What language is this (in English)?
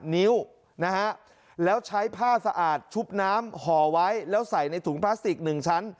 Thai